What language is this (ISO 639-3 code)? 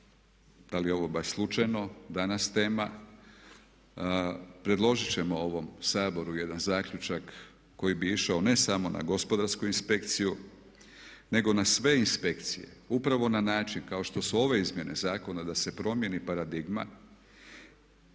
hrv